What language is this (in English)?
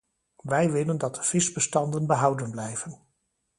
Dutch